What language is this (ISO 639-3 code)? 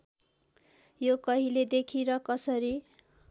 nep